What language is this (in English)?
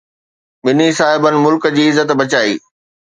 Sindhi